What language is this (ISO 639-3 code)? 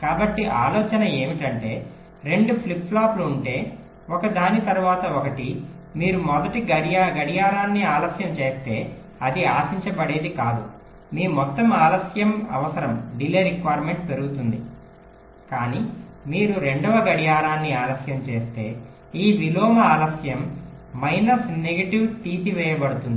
tel